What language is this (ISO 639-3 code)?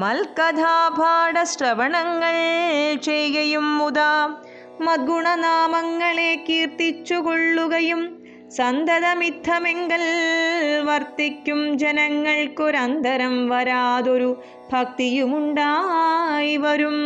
mal